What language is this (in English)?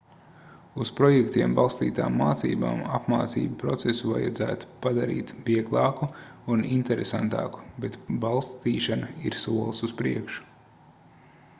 Latvian